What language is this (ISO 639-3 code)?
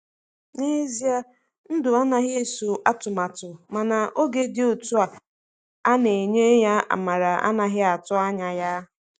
ibo